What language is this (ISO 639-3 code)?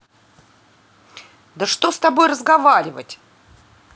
rus